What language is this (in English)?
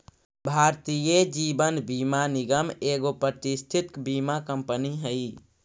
Magahi